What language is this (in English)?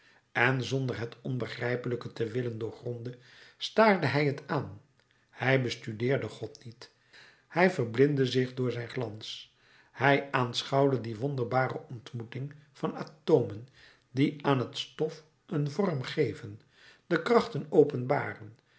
Dutch